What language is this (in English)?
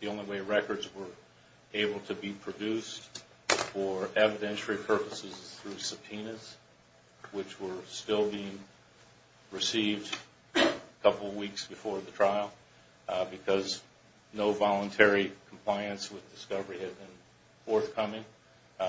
English